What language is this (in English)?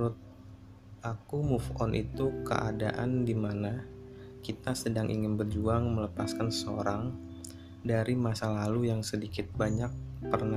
Indonesian